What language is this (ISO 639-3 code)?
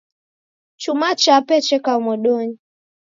dav